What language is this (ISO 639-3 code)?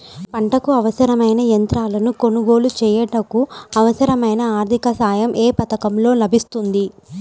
tel